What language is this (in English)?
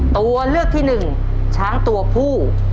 Thai